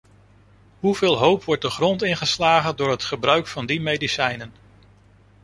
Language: Dutch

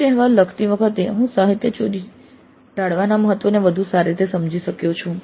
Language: Gujarati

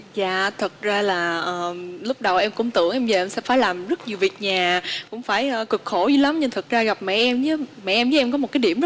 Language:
Vietnamese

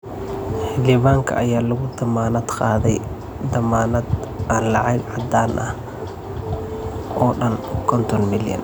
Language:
Somali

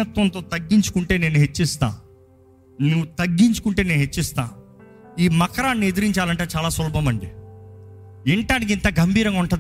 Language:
Telugu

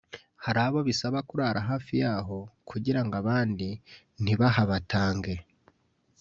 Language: Kinyarwanda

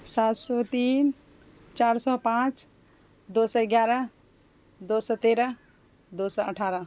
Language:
Urdu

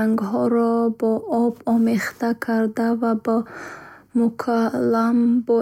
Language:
Bukharic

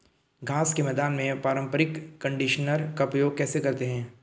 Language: Hindi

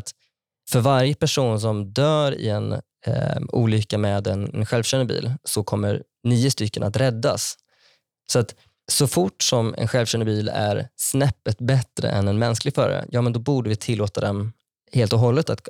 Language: Swedish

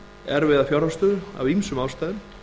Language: Icelandic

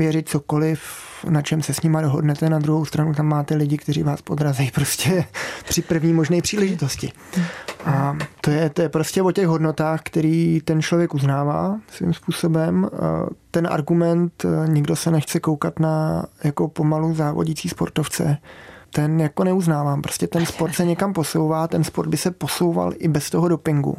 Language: Czech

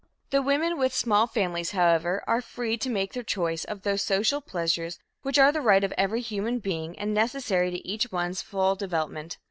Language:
English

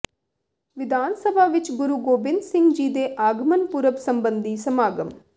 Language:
Punjabi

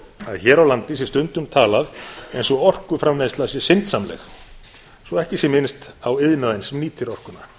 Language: Icelandic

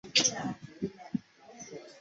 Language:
Chinese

